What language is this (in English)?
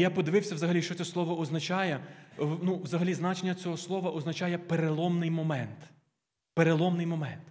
Ukrainian